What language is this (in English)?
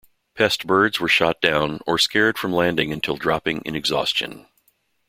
English